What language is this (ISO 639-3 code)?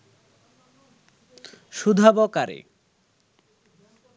ben